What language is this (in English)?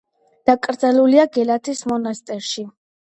Georgian